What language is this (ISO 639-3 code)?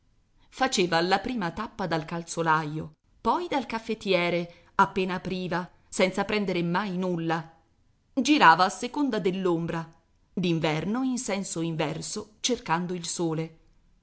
ita